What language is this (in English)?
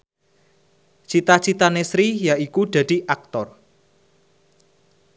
Javanese